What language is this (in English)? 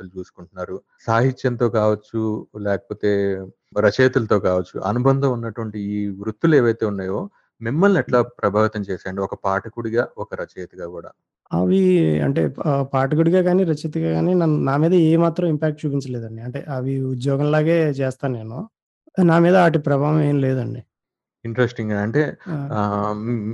Telugu